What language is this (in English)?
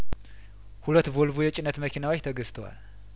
Amharic